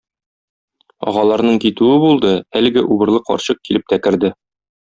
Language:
Tatar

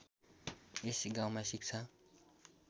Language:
Nepali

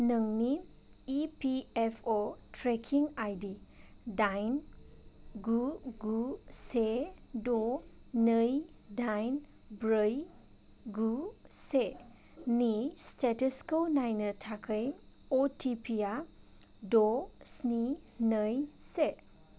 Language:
Bodo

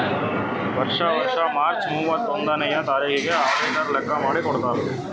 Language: Kannada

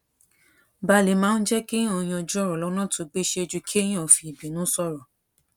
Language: Yoruba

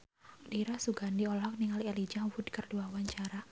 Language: Sundanese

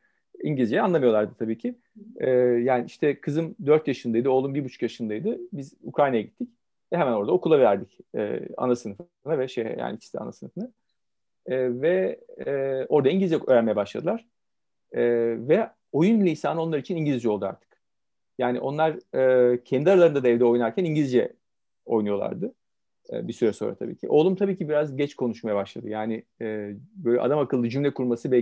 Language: Turkish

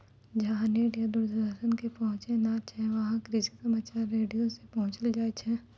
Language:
Maithili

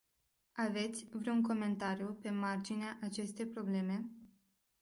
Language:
Romanian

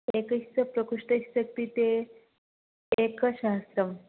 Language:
Sanskrit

